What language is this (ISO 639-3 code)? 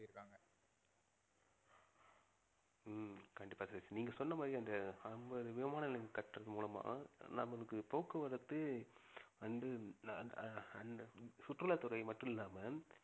tam